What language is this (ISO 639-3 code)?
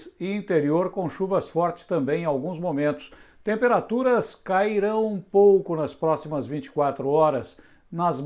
por